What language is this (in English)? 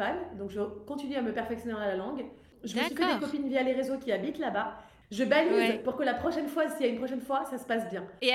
French